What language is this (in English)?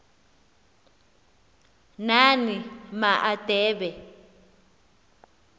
Xhosa